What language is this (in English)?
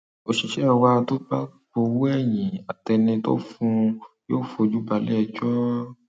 Yoruba